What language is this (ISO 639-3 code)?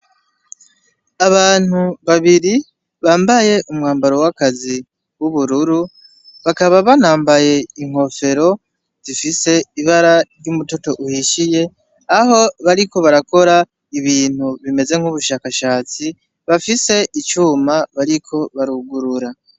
run